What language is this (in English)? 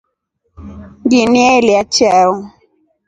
Rombo